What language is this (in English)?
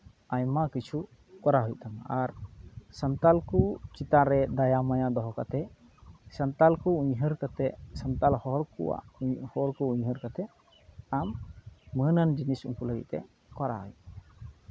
Santali